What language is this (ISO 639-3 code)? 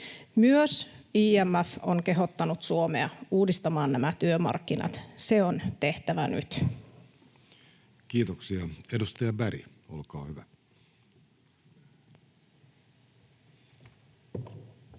fin